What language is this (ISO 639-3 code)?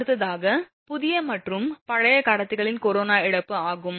tam